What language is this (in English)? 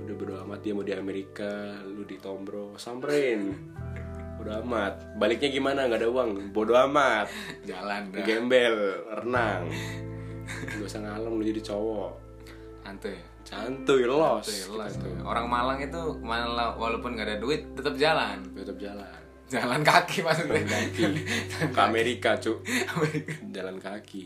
Indonesian